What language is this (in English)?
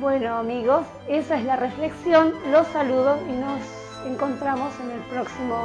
Spanish